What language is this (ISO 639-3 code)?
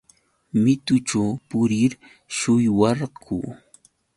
qux